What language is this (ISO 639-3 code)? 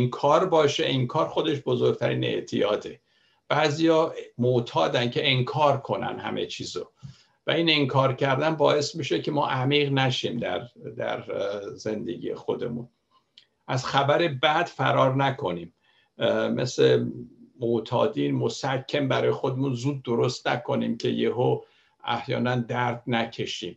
fas